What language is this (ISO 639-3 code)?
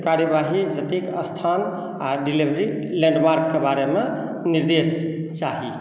mai